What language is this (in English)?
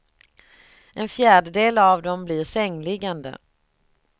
Swedish